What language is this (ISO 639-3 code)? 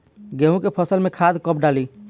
bho